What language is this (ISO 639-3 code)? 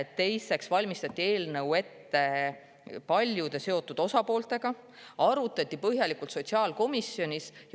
est